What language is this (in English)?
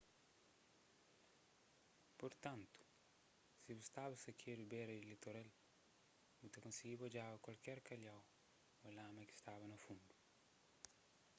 Kabuverdianu